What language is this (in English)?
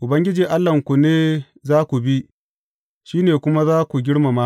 Hausa